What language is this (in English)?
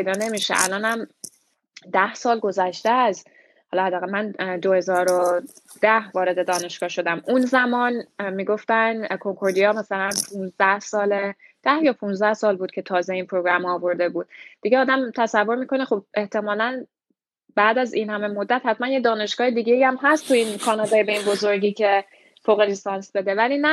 Persian